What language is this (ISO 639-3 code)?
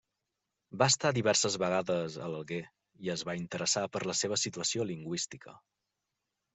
cat